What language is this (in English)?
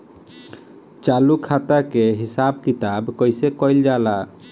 Bhojpuri